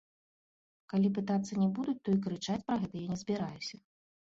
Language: Belarusian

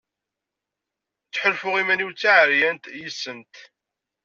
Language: Kabyle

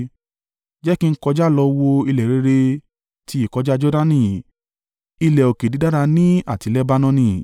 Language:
Yoruba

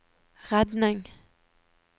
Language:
Norwegian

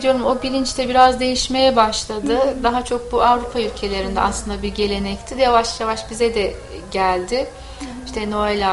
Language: Turkish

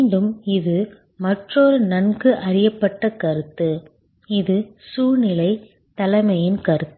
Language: Tamil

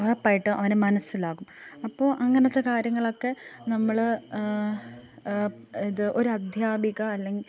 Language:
Malayalam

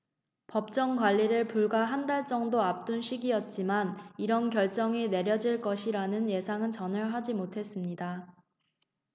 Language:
Korean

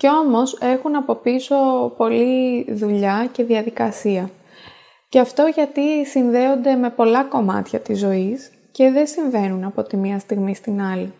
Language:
Greek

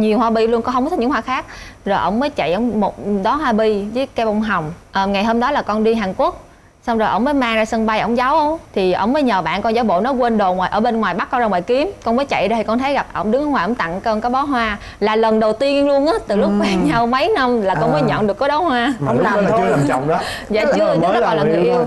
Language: Vietnamese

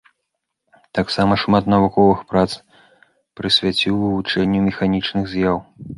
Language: Belarusian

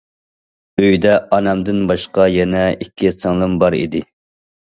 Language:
Uyghur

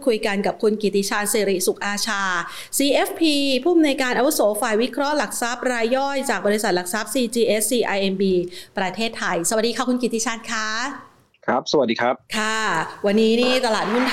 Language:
Thai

